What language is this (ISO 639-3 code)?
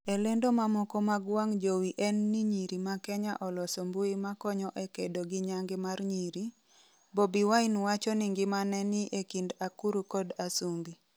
luo